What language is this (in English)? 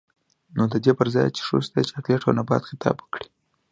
Pashto